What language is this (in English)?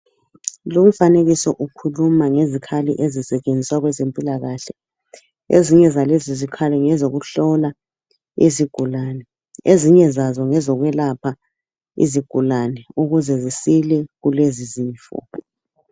North Ndebele